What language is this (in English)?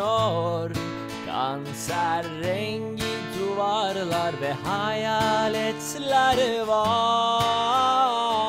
Turkish